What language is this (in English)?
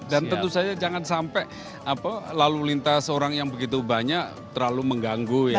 Indonesian